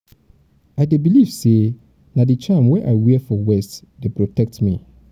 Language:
Nigerian Pidgin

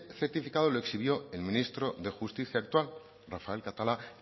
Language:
Spanish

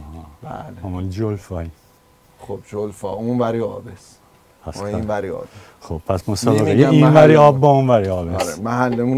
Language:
Persian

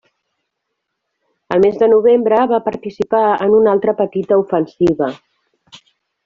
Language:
Catalan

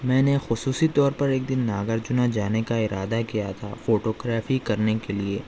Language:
Urdu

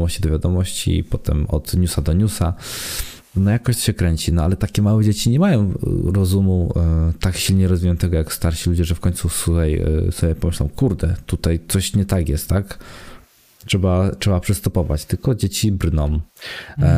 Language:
Polish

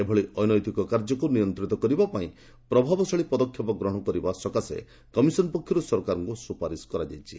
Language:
Odia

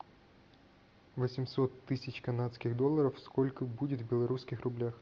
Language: Russian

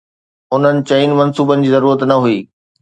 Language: Sindhi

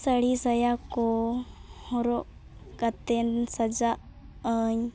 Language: Santali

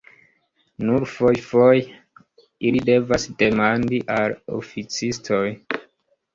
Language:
Esperanto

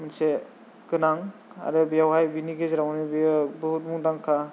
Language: Bodo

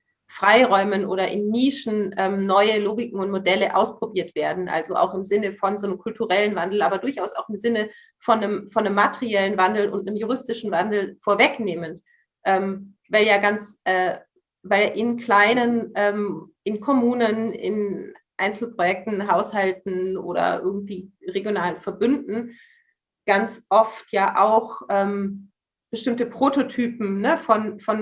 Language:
German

